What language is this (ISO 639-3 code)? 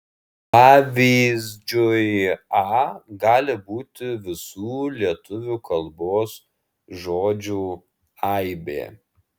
lit